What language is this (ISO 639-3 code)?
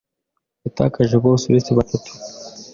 kin